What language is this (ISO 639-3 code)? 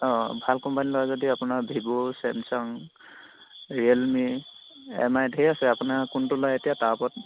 asm